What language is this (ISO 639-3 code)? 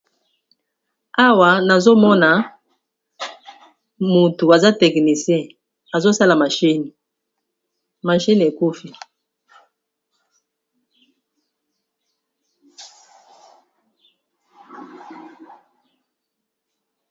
lin